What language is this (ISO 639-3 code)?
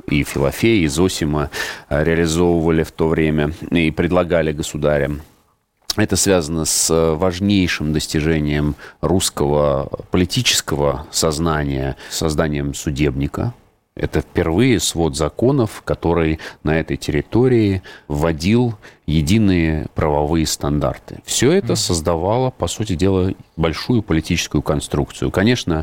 rus